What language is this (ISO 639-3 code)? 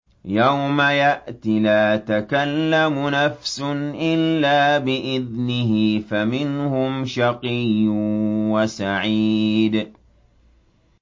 ara